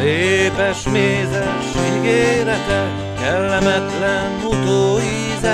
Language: Hungarian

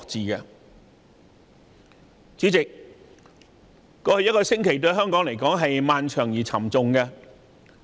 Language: Cantonese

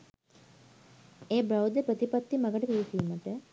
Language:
Sinhala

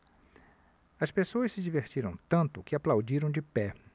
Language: Portuguese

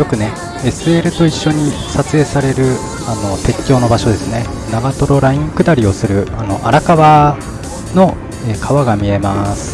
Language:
Japanese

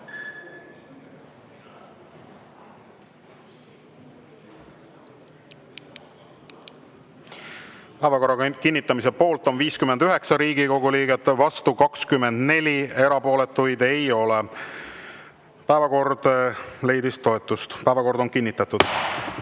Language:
Estonian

